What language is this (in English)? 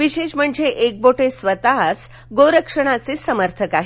Marathi